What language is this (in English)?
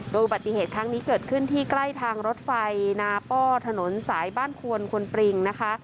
Thai